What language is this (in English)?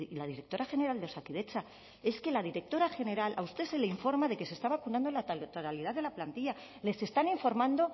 Spanish